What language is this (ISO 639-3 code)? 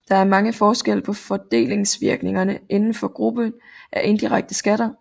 dan